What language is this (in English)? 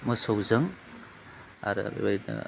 Bodo